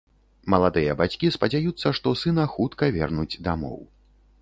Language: Belarusian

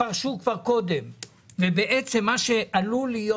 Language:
Hebrew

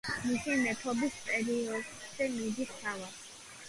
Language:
Georgian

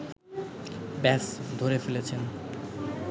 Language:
Bangla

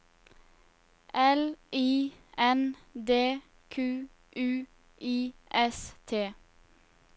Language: Norwegian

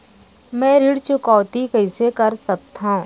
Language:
Chhattisgarhi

